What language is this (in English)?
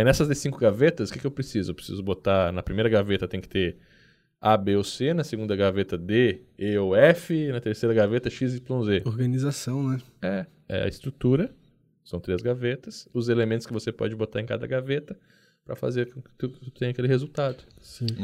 Portuguese